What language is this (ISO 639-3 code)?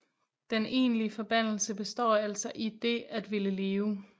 dan